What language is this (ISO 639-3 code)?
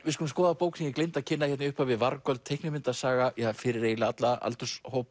isl